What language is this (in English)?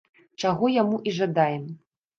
Belarusian